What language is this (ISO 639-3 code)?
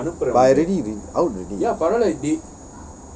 eng